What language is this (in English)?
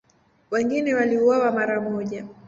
Swahili